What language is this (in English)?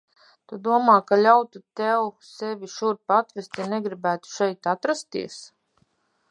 Latvian